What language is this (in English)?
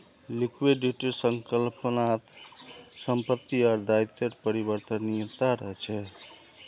Magahi